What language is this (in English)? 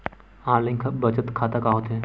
Chhattisgarhi